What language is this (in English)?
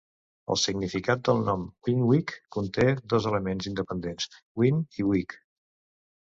Catalan